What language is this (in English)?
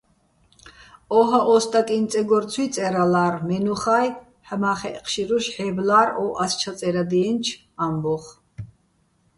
Bats